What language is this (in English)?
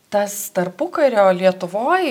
Lithuanian